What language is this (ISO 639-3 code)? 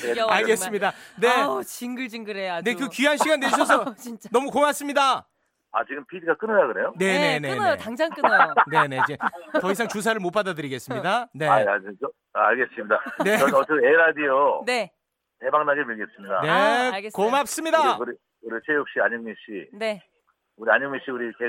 kor